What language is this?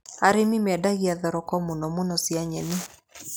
Kikuyu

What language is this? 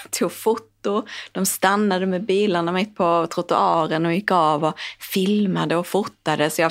Swedish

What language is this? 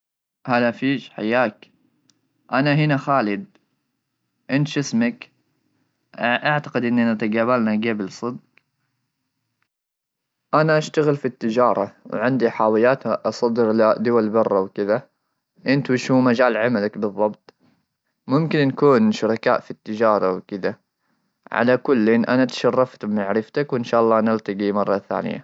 Gulf Arabic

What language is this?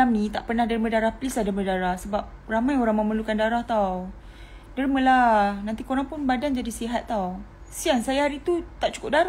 Malay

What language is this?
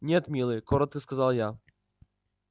Russian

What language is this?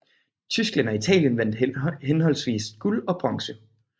Danish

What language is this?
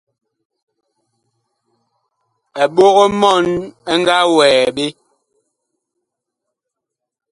Bakoko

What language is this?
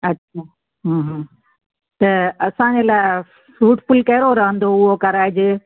Sindhi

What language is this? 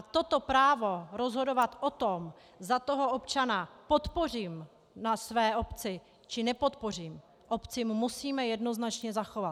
Czech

